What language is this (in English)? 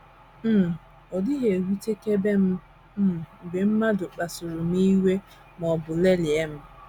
Igbo